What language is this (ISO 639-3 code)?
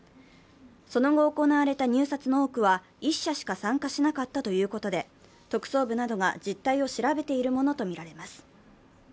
jpn